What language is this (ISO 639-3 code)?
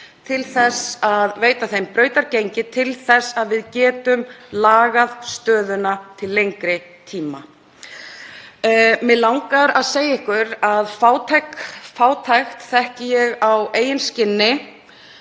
isl